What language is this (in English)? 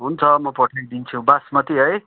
Nepali